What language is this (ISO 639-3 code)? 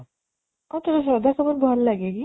ori